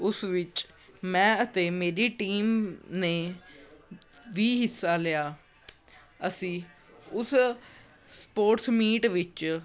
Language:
Punjabi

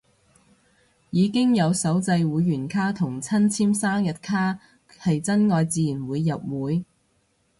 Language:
Cantonese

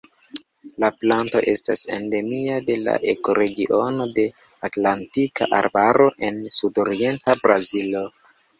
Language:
Esperanto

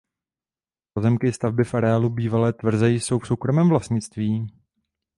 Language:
Czech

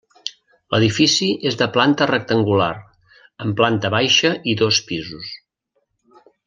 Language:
Catalan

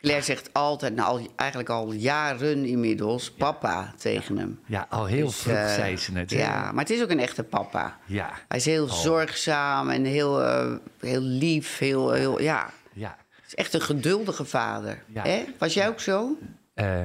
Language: Dutch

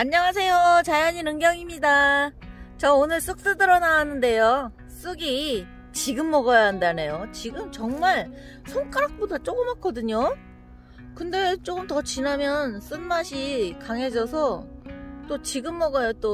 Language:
Korean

